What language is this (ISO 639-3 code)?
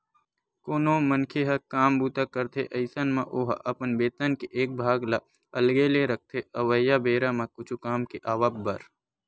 hne